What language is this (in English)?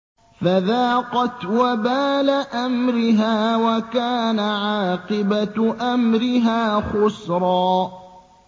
Arabic